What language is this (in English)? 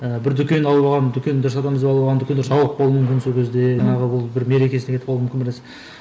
Kazakh